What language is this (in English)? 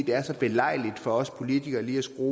Danish